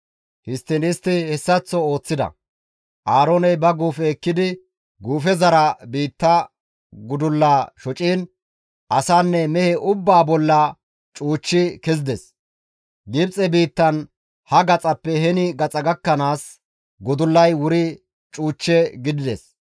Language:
Gamo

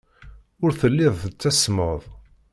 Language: Kabyle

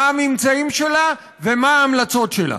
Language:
Hebrew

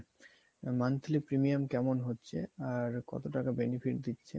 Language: Bangla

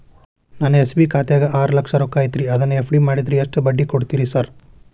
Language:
Kannada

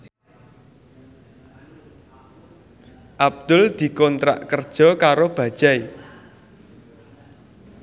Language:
Javanese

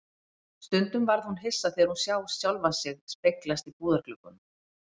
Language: Icelandic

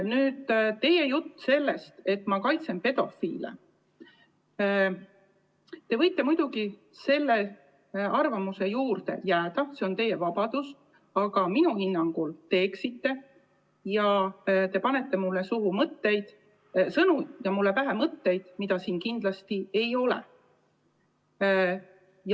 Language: Estonian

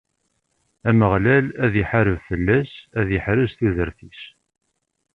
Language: Kabyle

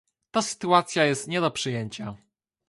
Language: Polish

